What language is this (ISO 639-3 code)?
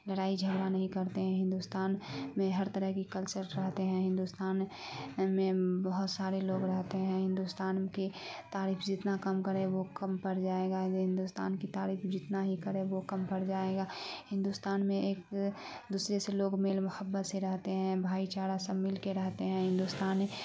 urd